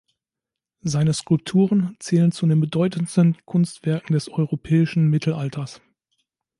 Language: German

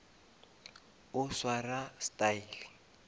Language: Northern Sotho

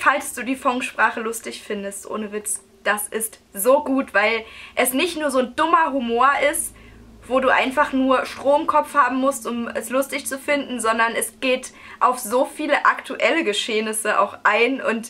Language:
German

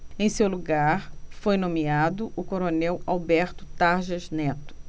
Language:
Portuguese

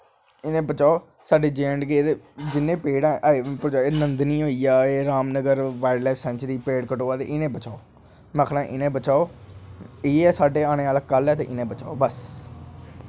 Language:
Dogri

